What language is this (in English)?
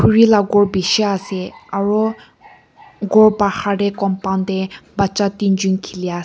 Naga Pidgin